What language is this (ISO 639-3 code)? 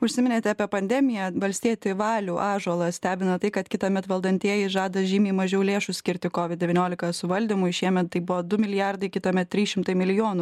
lit